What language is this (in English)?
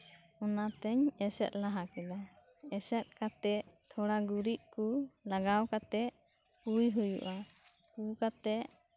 Santali